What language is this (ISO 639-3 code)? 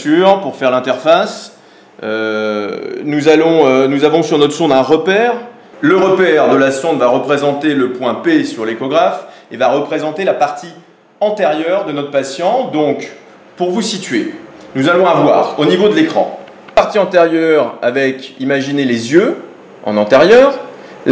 fra